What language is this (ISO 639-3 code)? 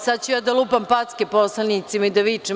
srp